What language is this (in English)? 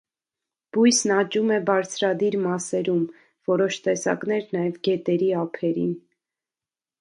Armenian